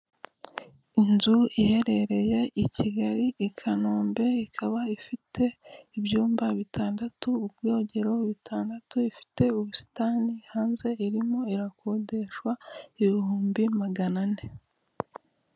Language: Kinyarwanda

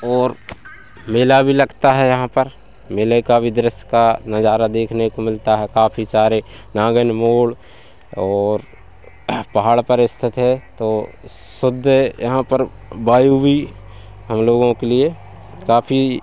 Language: Hindi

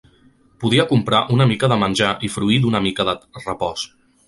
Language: Catalan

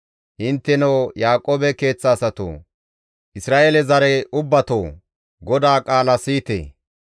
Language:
Gamo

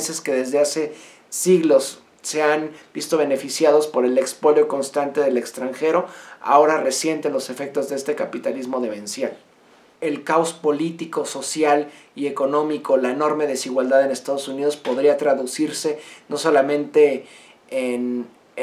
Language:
Spanish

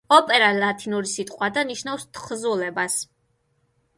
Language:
Georgian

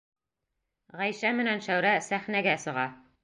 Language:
Bashkir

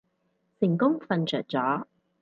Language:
Cantonese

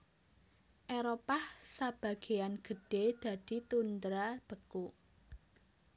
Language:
Javanese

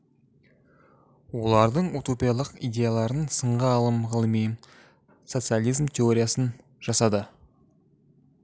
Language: Kazakh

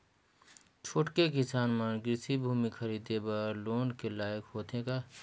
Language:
Chhattisgarhi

